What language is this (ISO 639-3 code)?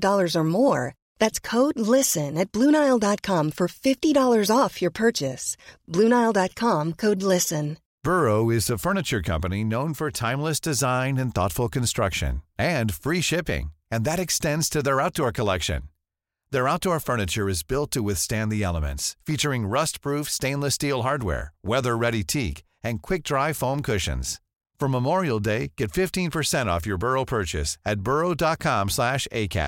swe